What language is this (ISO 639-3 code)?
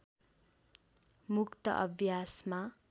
nep